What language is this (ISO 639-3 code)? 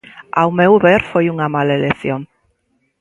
glg